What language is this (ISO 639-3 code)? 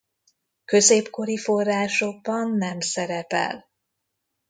hun